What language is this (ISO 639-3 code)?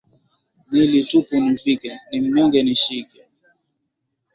swa